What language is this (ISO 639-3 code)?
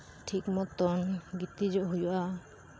sat